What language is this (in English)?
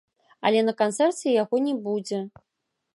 Belarusian